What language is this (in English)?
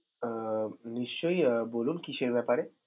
Bangla